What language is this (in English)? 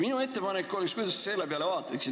Estonian